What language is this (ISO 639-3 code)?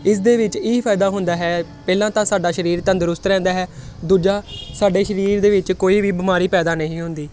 pan